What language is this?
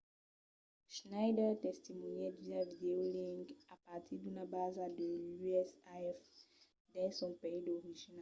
Occitan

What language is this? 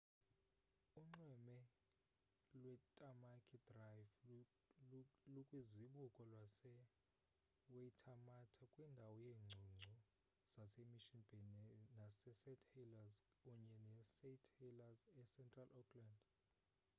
Xhosa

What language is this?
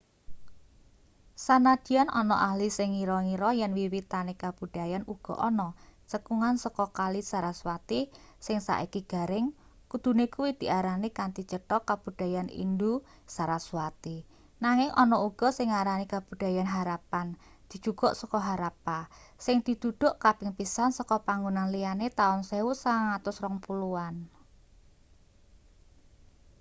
Javanese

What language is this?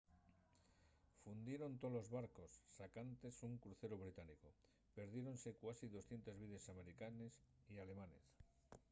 Asturian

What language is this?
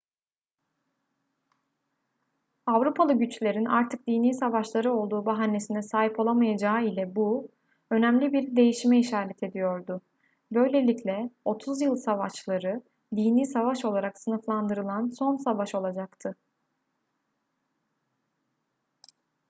Turkish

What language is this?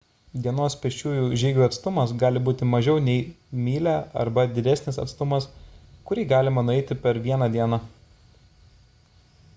Lithuanian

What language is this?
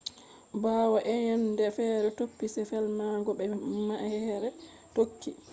Fula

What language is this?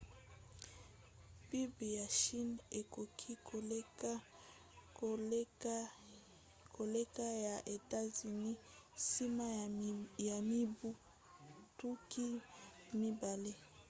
Lingala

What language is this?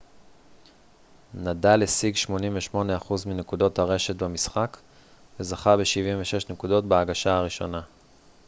Hebrew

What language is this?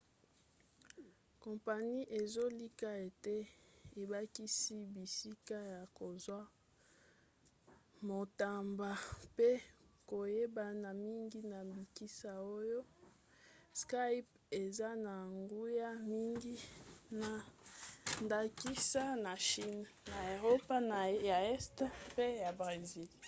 Lingala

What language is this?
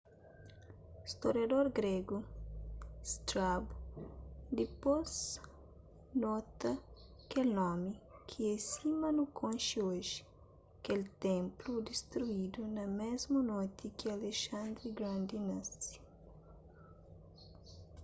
Kabuverdianu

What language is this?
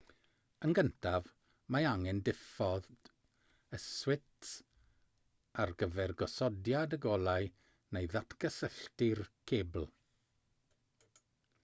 Welsh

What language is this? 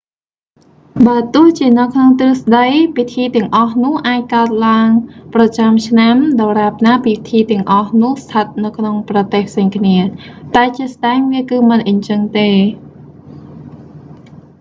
Khmer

